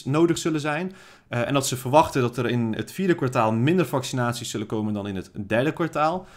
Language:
Dutch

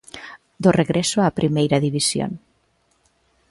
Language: Galician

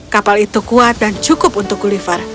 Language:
Indonesian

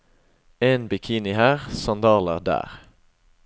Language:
Norwegian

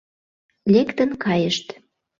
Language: Mari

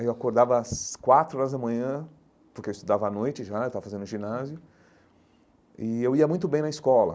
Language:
Portuguese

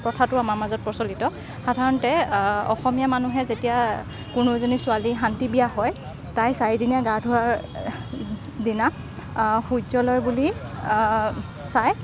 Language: Assamese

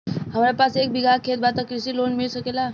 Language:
Bhojpuri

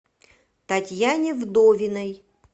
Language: Russian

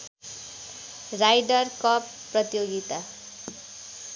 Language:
Nepali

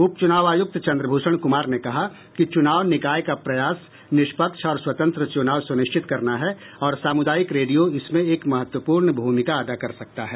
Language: Hindi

